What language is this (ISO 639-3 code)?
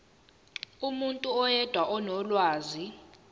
zul